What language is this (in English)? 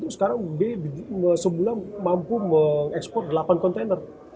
Indonesian